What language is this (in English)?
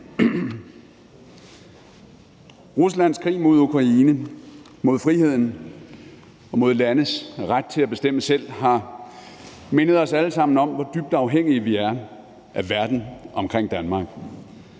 Danish